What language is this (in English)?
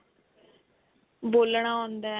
Punjabi